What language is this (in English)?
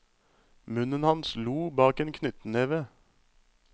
Norwegian